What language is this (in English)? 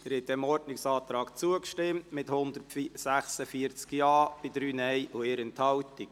Swiss German